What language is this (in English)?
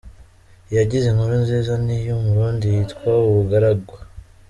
Kinyarwanda